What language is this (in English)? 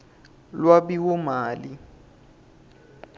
Swati